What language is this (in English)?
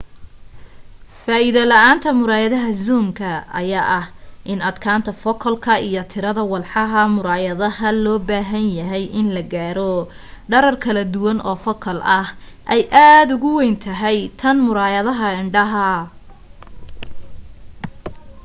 Somali